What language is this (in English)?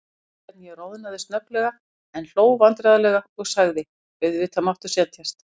Icelandic